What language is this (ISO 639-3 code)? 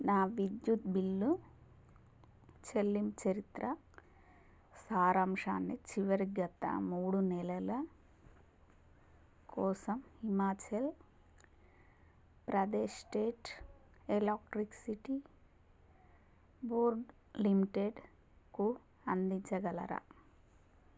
tel